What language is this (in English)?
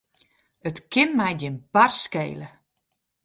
Western Frisian